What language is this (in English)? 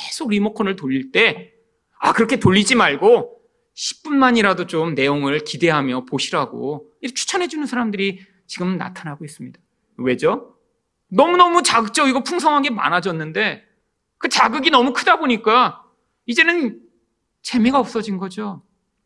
Korean